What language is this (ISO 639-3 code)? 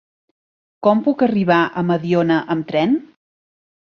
cat